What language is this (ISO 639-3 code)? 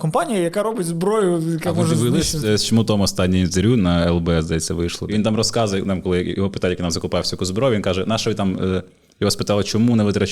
ukr